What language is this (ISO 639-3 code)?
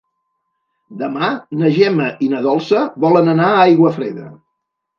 cat